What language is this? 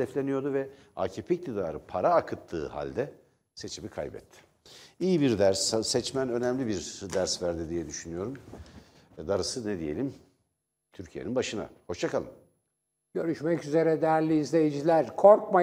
Turkish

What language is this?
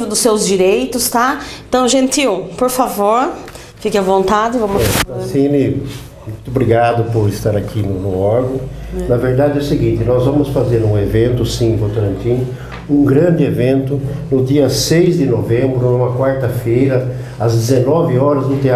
Portuguese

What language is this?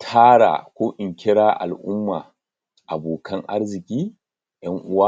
Hausa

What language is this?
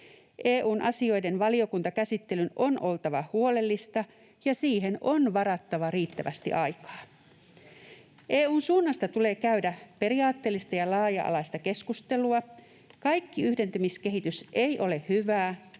Finnish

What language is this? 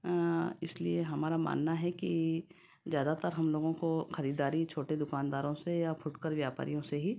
Hindi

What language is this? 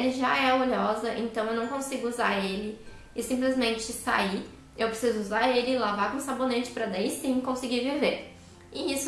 Portuguese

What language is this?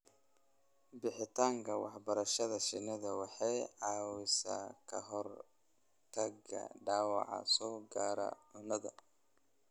Somali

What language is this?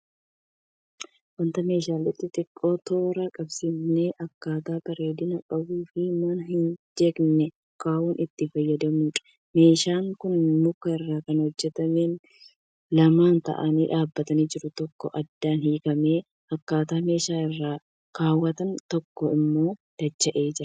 Oromo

